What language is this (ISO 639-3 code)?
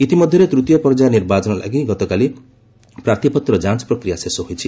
ori